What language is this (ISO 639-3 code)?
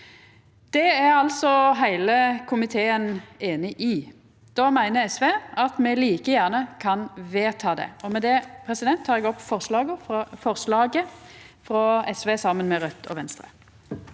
nor